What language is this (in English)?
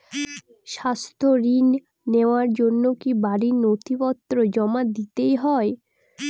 Bangla